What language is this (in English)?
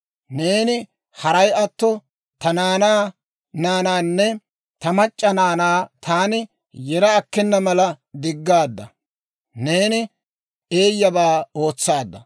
Dawro